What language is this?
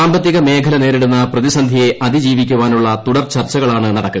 Malayalam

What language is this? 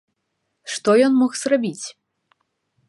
Belarusian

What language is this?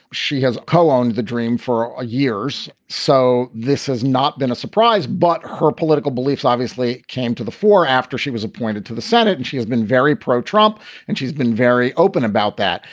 English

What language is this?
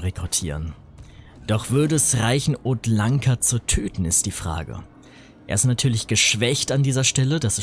German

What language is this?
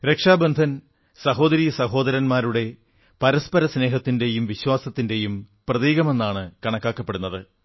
Malayalam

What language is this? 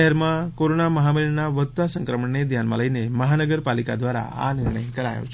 Gujarati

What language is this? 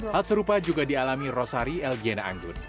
Indonesian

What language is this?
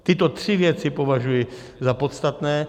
Czech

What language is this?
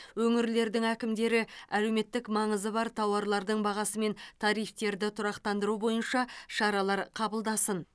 Kazakh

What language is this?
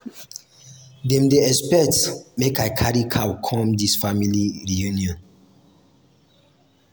Nigerian Pidgin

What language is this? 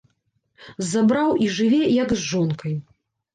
Belarusian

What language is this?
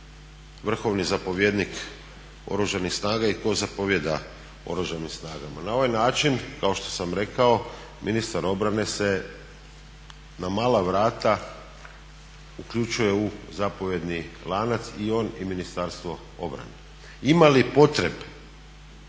Croatian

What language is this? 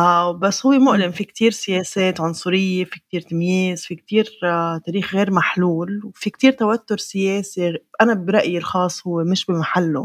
Arabic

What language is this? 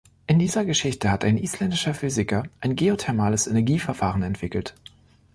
German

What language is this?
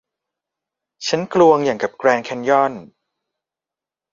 Thai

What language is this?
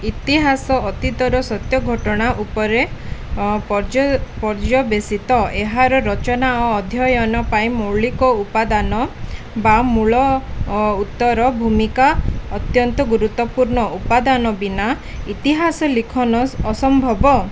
Odia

